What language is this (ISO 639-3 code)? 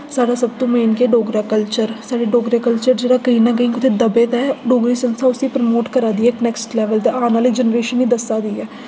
doi